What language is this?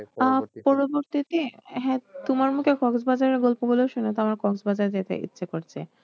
Bangla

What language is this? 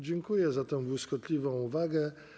Polish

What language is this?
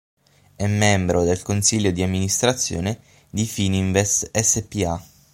Italian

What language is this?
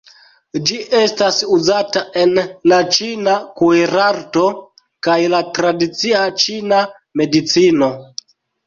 Esperanto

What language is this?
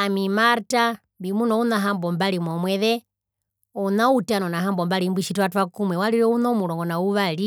Herero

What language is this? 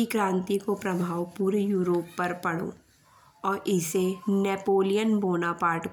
Bundeli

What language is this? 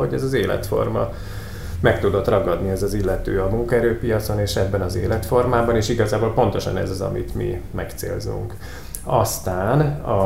Hungarian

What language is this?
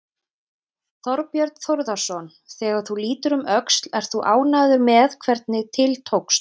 Icelandic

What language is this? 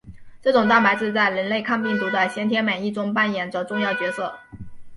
Chinese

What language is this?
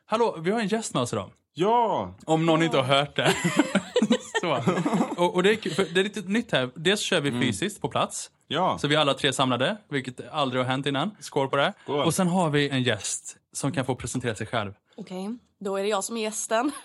Swedish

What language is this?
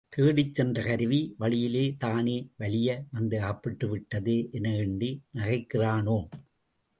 Tamil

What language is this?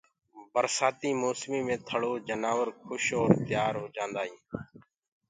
Gurgula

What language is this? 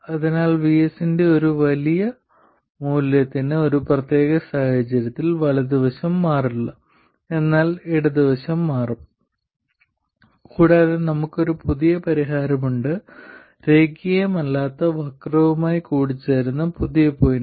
Malayalam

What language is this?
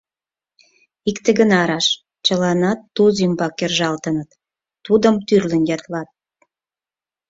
Mari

